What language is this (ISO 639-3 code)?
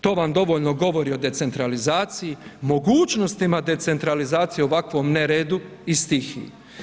hrv